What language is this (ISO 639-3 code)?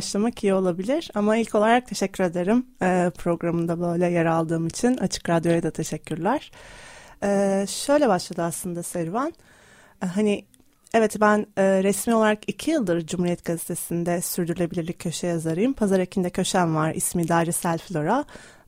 tur